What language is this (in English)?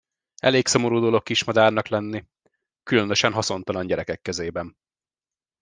Hungarian